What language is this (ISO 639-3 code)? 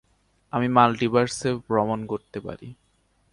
ben